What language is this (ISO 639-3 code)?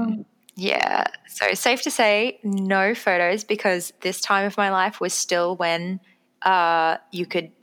eng